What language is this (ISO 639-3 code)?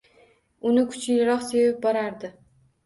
uzb